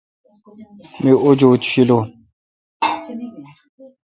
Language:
Kalkoti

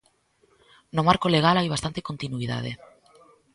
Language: Galician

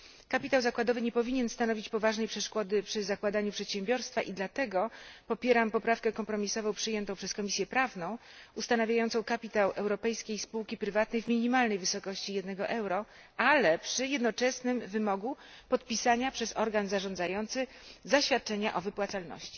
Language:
Polish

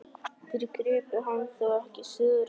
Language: Icelandic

